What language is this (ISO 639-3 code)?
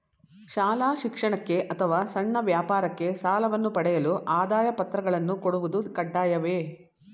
kan